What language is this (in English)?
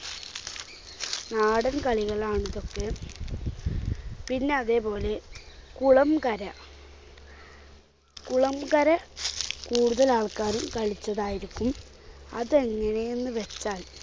Malayalam